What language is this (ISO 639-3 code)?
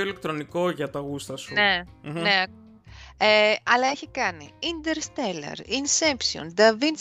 ell